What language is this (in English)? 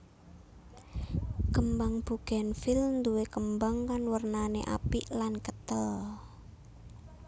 Javanese